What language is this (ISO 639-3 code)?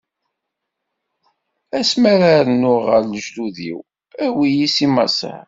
kab